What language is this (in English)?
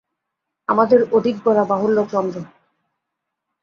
Bangla